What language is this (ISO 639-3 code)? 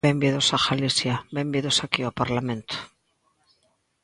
glg